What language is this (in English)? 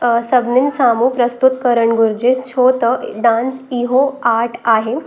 Sindhi